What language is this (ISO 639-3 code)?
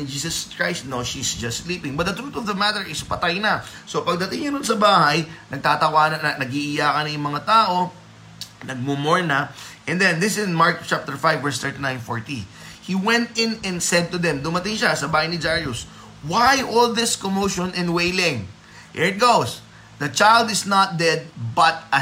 fil